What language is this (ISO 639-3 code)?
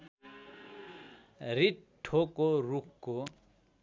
nep